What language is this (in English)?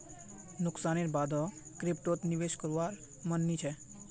Magahi